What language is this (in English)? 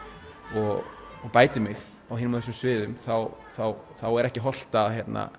Icelandic